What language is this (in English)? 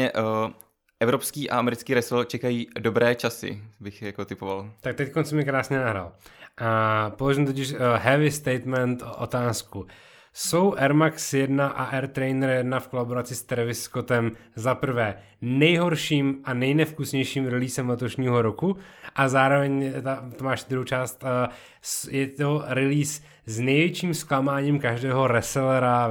Czech